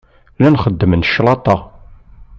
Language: Kabyle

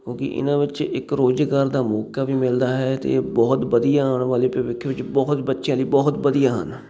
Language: Punjabi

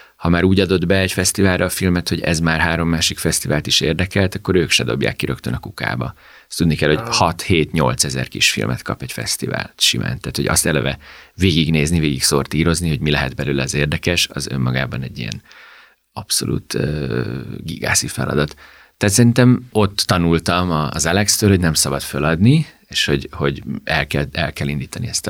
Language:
Hungarian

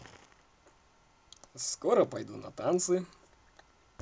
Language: Russian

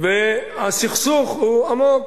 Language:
Hebrew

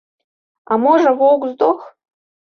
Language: Belarusian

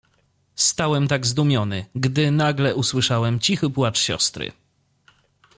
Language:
Polish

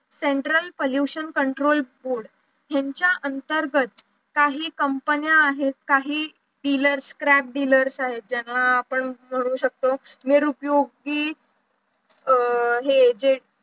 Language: Marathi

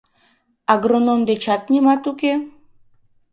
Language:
Mari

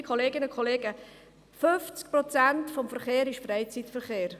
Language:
Swiss German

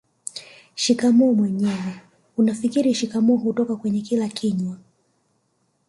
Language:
Swahili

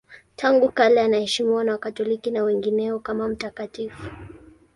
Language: Swahili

